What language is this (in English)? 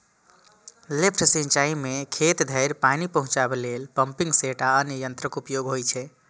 Maithili